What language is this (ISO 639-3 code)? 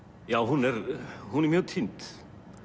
isl